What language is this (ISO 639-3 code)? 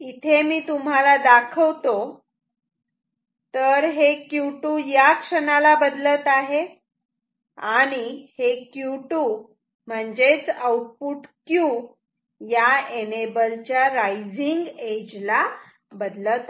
mar